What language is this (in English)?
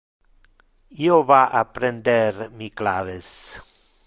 Interlingua